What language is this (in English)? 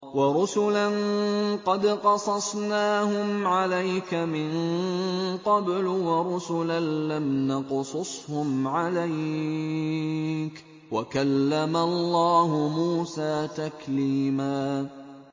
Arabic